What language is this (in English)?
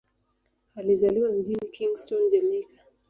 Swahili